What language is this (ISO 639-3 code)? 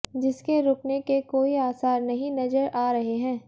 hin